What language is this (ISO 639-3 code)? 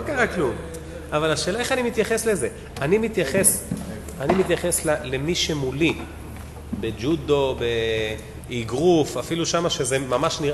heb